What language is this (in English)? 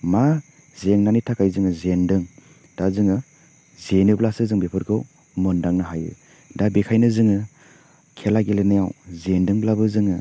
Bodo